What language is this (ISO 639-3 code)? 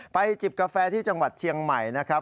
tha